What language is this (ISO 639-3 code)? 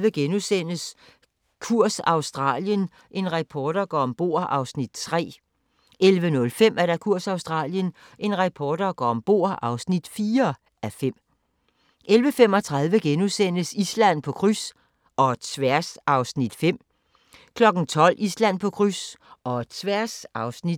dan